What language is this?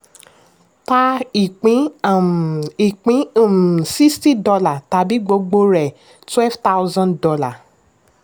Yoruba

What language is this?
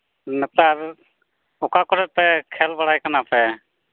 Santali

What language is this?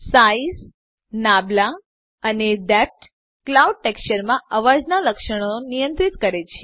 Gujarati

